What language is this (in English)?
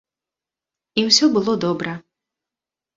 Belarusian